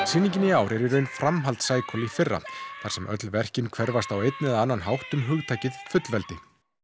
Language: Icelandic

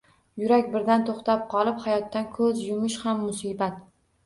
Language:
Uzbek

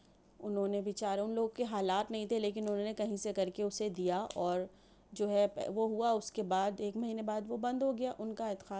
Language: Urdu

